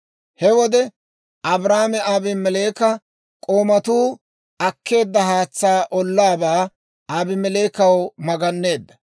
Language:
Dawro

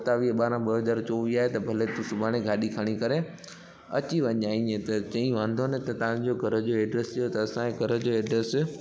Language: Sindhi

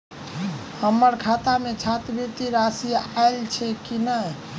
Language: Maithili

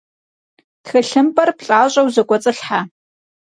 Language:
Kabardian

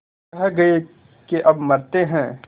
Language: Hindi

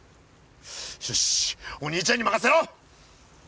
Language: Japanese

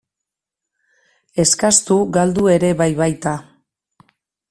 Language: Basque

